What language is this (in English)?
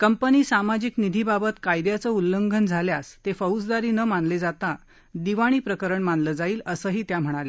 Marathi